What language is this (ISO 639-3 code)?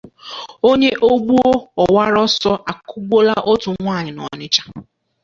ibo